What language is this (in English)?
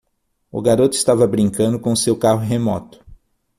Portuguese